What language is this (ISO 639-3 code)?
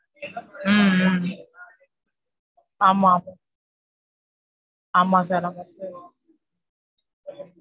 tam